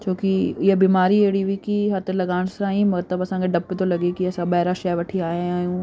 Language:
Sindhi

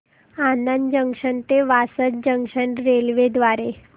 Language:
Marathi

